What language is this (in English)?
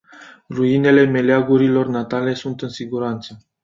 Romanian